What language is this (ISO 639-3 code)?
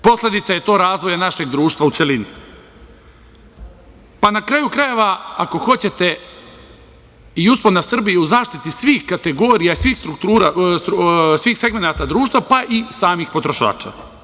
srp